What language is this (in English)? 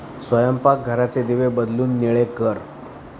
Marathi